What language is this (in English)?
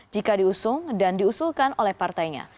Indonesian